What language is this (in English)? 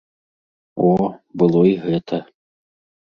Belarusian